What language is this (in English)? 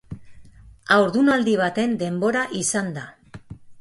Basque